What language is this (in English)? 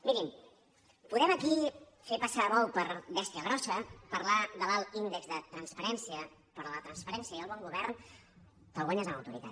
Catalan